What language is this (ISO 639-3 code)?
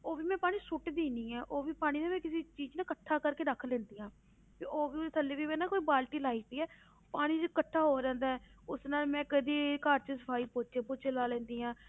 pan